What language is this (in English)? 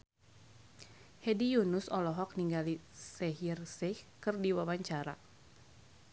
Sundanese